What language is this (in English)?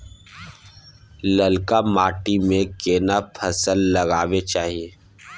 Maithili